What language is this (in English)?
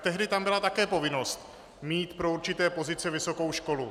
Czech